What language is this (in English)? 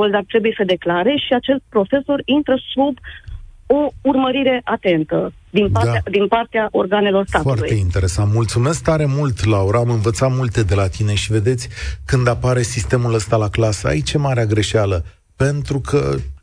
Romanian